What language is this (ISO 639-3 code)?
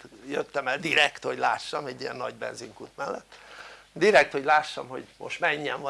hun